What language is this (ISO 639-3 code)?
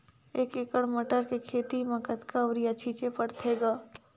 hne